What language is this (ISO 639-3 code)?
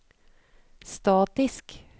nor